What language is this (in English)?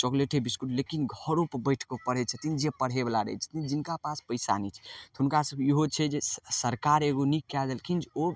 Maithili